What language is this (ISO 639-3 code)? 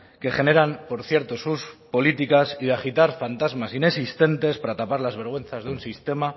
spa